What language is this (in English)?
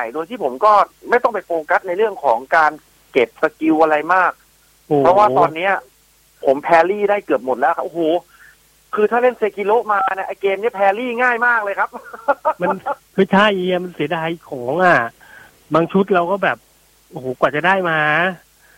Thai